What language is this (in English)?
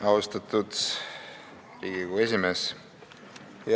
Estonian